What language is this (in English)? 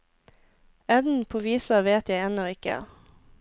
Norwegian